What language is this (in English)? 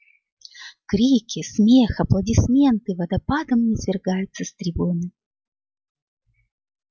Russian